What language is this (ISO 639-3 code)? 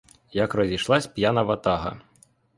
ukr